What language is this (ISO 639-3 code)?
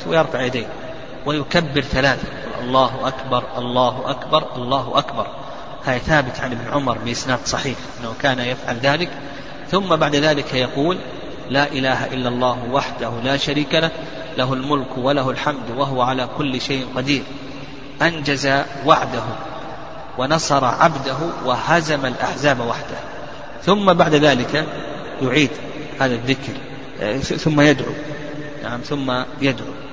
ara